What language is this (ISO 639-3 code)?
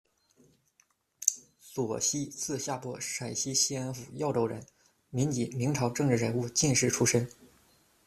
zho